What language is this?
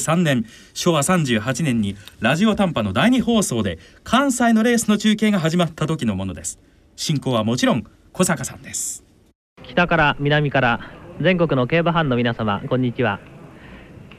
Japanese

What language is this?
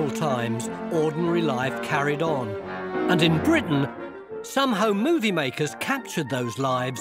English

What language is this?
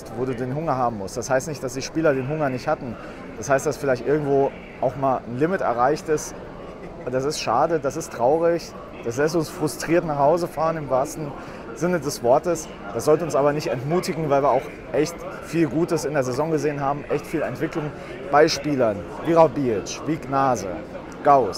German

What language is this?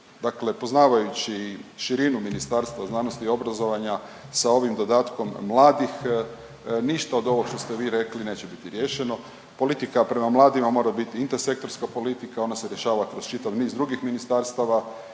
Croatian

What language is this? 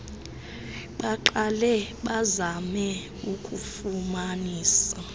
Xhosa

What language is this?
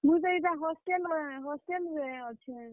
Odia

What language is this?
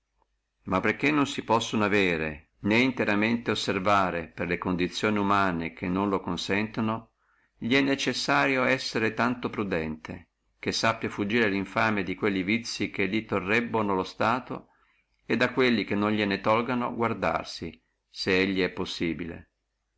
Italian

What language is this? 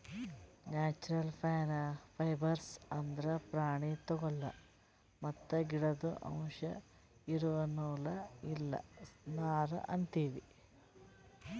Kannada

